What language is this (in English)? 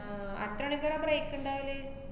Malayalam